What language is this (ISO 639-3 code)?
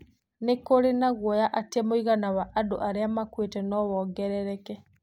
kik